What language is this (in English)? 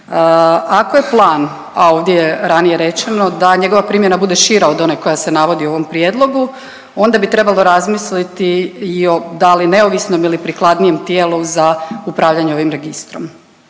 Croatian